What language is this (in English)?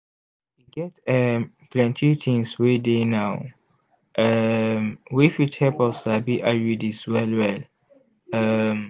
Nigerian Pidgin